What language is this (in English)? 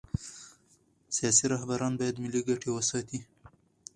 Pashto